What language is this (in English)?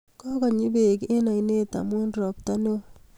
Kalenjin